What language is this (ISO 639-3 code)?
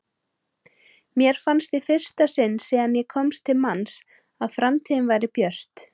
isl